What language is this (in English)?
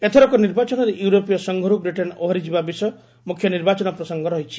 Odia